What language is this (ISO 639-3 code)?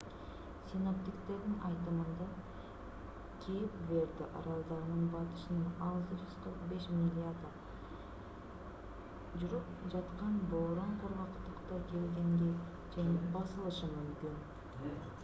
kir